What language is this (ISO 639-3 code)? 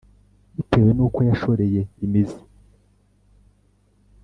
kin